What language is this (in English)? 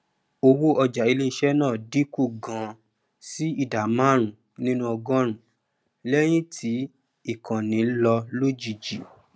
Yoruba